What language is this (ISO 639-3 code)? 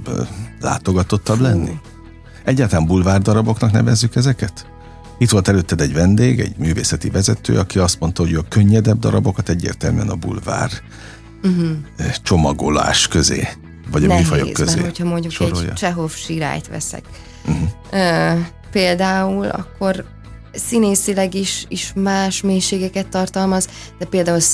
hun